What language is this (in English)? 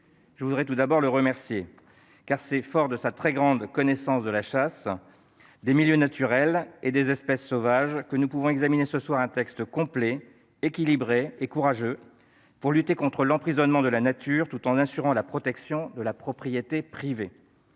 French